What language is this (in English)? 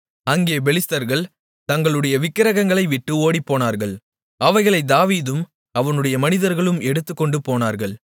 Tamil